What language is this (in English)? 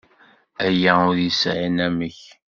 Kabyle